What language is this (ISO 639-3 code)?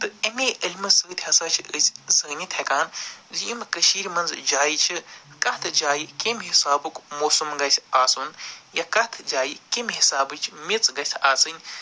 kas